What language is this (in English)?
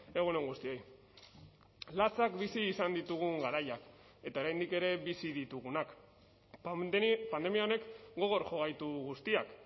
Basque